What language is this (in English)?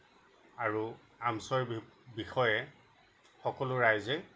Assamese